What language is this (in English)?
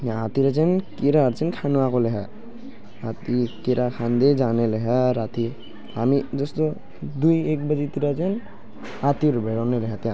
Nepali